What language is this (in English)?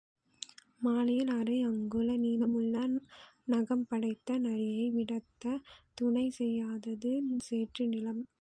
Tamil